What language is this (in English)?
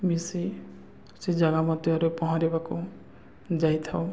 Odia